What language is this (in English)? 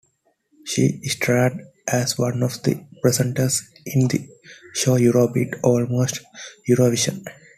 English